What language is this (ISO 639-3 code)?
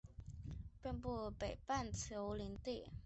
zho